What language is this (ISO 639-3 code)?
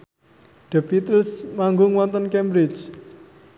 jav